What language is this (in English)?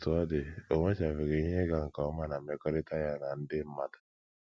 Igbo